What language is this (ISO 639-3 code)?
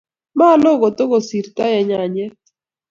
kln